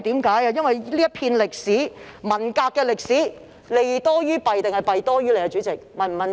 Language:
Cantonese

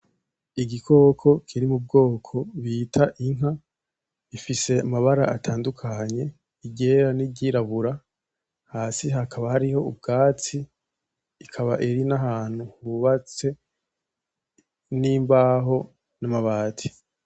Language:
Rundi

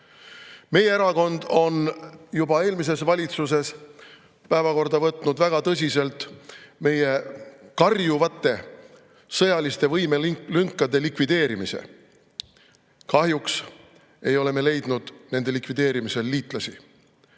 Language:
Estonian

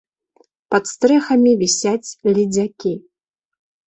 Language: Belarusian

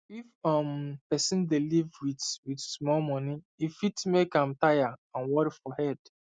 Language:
Nigerian Pidgin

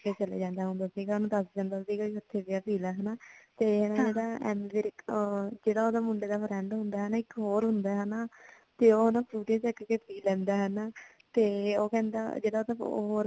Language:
Punjabi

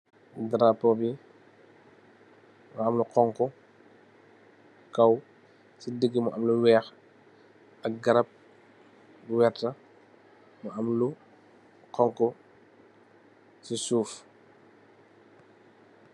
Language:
Wolof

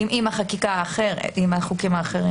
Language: Hebrew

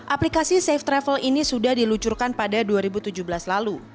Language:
Indonesian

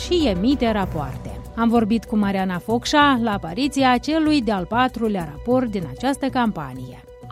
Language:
Romanian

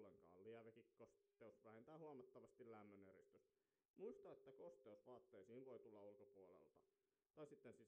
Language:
Finnish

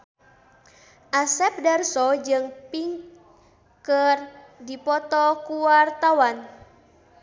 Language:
Sundanese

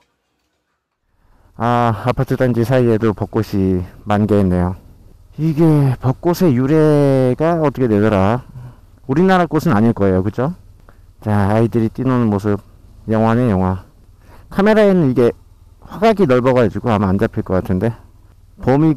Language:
Korean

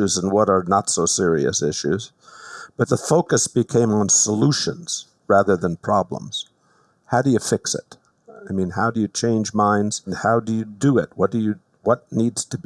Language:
English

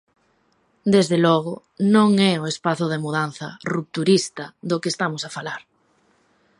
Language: Galician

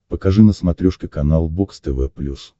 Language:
Russian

